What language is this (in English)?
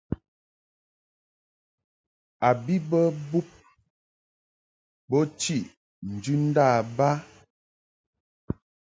Mungaka